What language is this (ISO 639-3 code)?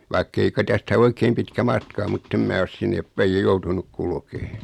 fin